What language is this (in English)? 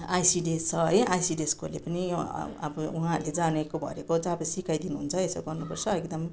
Nepali